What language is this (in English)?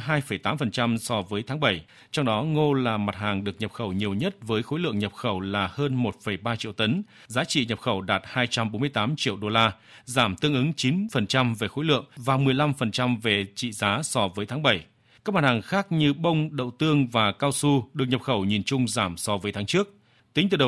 Vietnamese